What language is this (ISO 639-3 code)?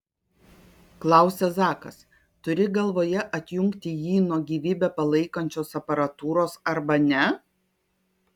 lit